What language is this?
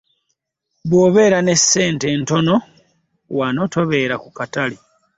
Ganda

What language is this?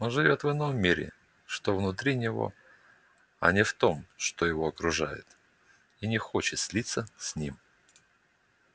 Russian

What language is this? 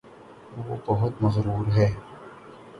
Urdu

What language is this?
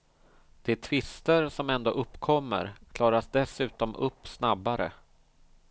Swedish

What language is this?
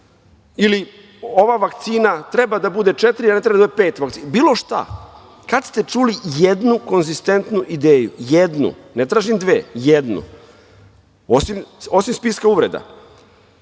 Serbian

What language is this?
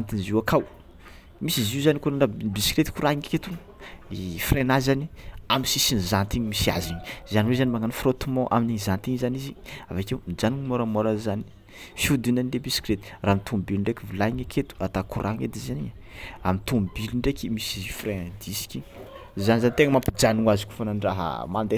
Tsimihety Malagasy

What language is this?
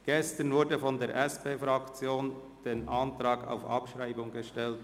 Swiss German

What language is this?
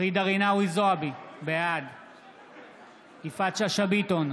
Hebrew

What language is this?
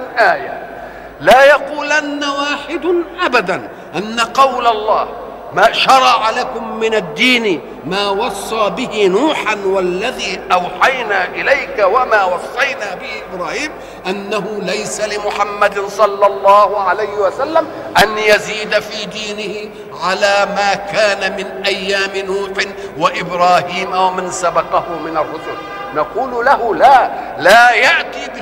Arabic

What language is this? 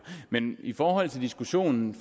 Danish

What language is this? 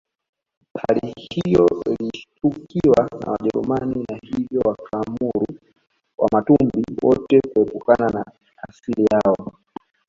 Swahili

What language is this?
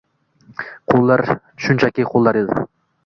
Uzbek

